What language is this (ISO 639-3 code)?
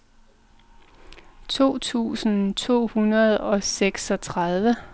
dan